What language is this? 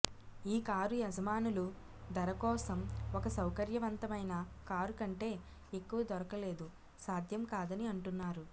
Telugu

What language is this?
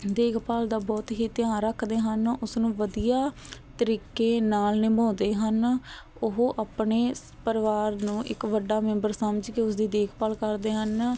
Punjabi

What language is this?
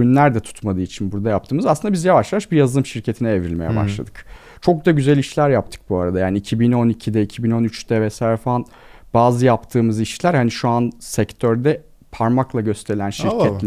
Turkish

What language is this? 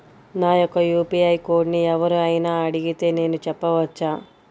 Telugu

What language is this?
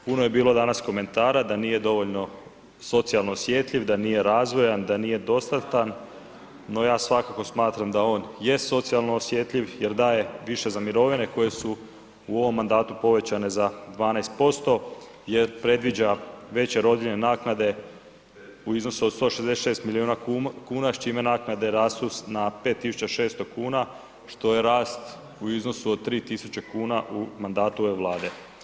Croatian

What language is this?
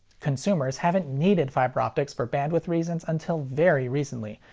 English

